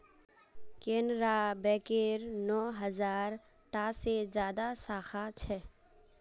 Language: Magahi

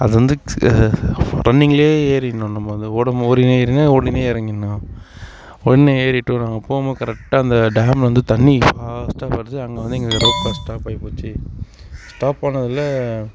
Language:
Tamil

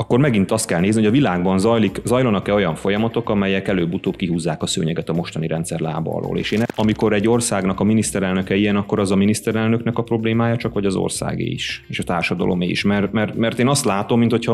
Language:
Hungarian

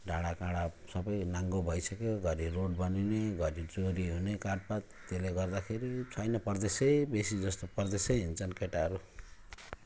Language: Nepali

